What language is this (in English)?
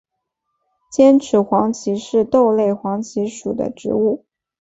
Chinese